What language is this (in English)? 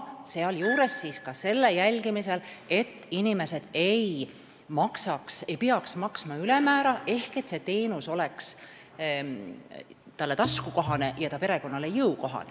Estonian